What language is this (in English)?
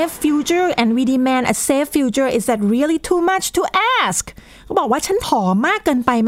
Thai